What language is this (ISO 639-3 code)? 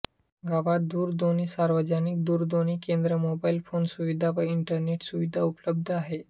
mar